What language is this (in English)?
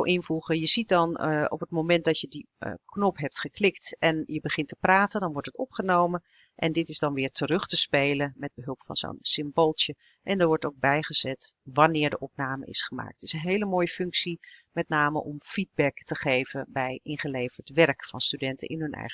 Dutch